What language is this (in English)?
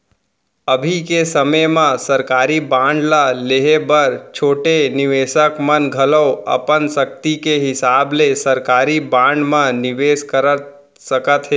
Chhattisgarhi